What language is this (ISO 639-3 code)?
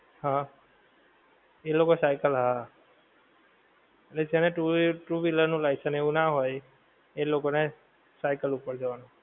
guj